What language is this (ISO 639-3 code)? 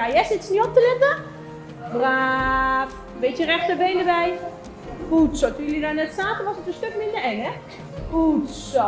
nld